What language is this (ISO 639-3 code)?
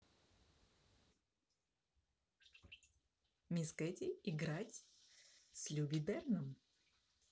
rus